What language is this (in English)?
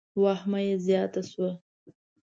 Pashto